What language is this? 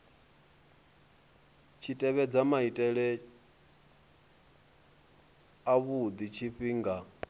Venda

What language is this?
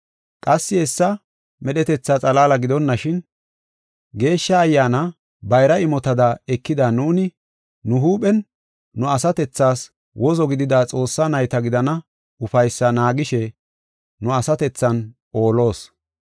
Gofa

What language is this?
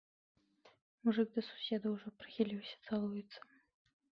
Belarusian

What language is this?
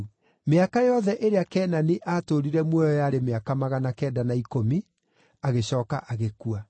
Kikuyu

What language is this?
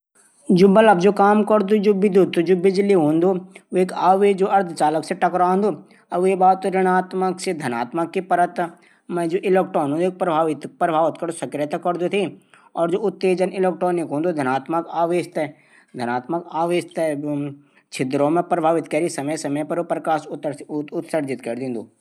Garhwali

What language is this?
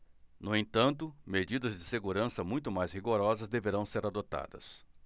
Portuguese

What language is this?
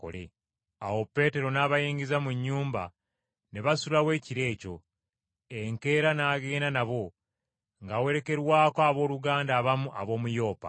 Ganda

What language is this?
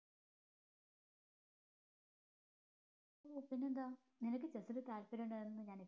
Malayalam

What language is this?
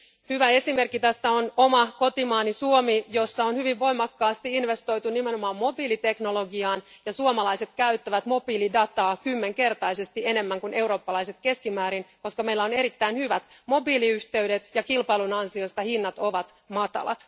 Finnish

